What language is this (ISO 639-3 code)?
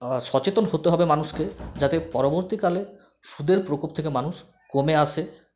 ben